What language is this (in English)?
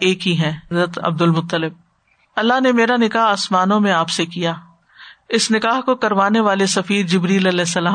Urdu